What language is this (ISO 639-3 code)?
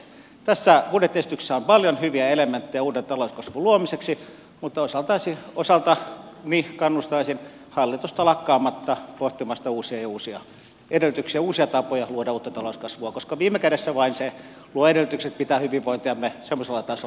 fin